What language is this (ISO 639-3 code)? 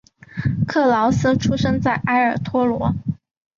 zho